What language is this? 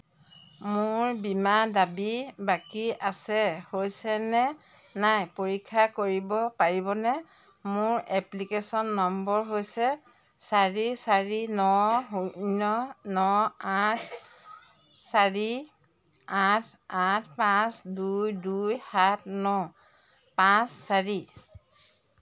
Assamese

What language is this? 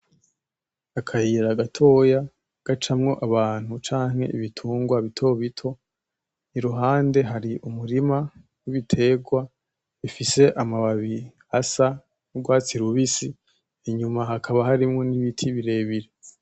Rundi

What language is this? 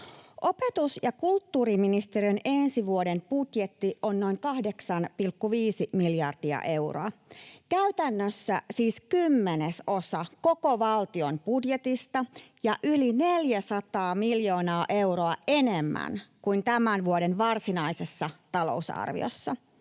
Finnish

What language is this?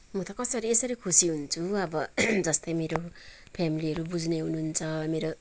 Nepali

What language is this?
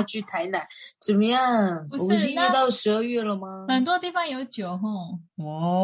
Chinese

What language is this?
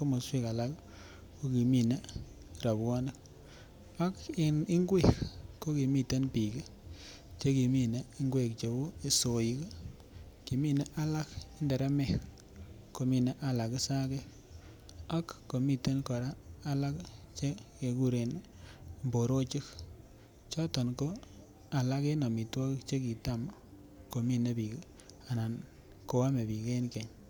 Kalenjin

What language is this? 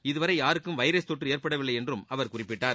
Tamil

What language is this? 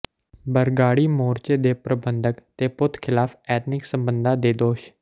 Punjabi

